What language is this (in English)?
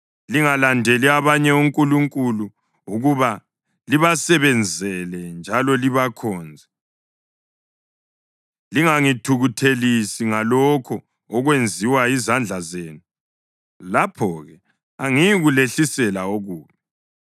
North Ndebele